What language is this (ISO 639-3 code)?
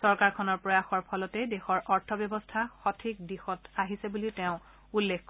asm